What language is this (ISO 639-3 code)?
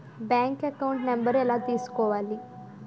tel